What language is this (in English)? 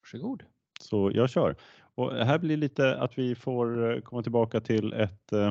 Swedish